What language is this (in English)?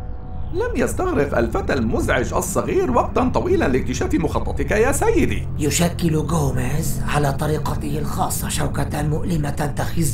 Arabic